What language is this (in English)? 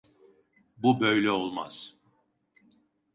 Turkish